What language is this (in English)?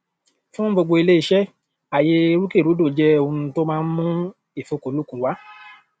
Yoruba